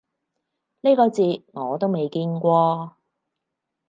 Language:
Cantonese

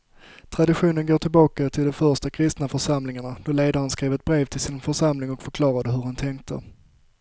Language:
Swedish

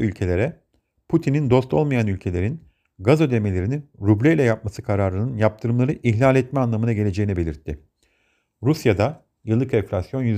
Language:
Turkish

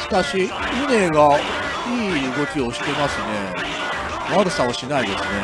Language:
Japanese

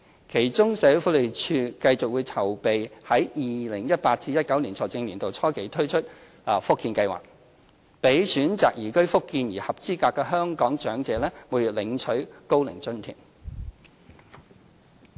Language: Cantonese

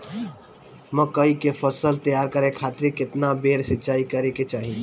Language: Bhojpuri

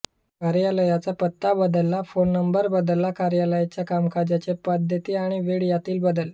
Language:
Marathi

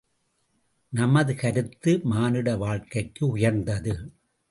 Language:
Tamil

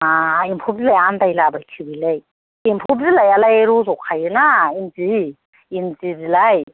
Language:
Bodo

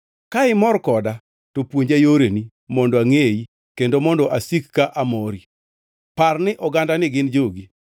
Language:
Luo (Kenya and Tanzania)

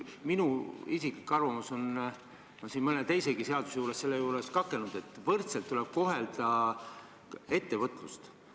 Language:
Estonian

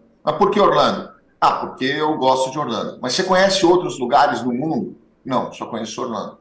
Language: Portuguese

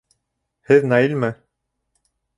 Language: Bashkir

